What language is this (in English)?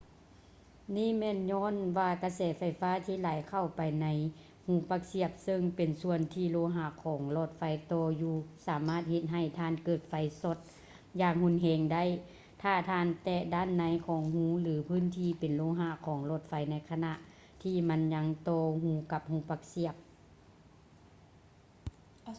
Lao